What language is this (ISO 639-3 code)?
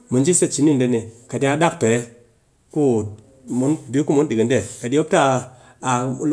cky